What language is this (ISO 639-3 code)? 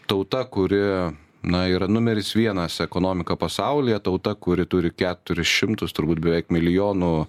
lit